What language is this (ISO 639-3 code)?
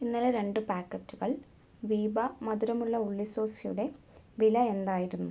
mal